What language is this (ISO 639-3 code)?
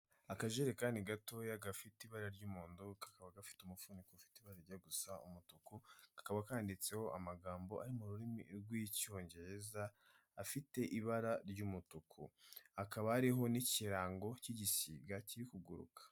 kin